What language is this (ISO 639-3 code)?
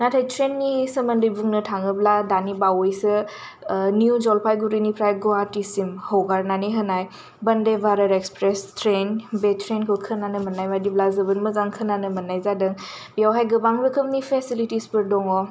brx